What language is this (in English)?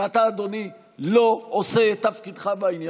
Hebrew